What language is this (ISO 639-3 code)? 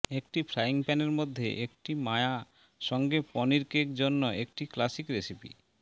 ben